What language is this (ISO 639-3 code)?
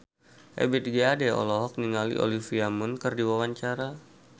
sun